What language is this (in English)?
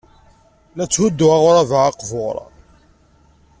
Kabyle